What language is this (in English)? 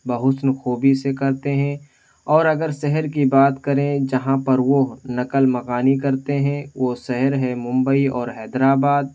Urdu